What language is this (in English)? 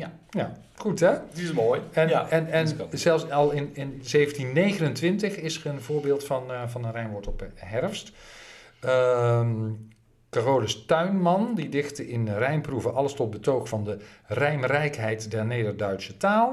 Dutch